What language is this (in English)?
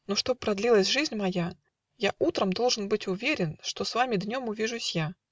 Russian